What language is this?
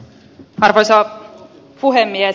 Finnish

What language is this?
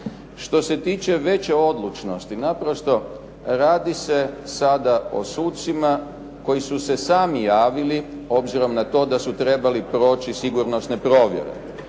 Croatian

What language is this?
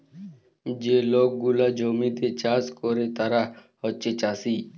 Bangla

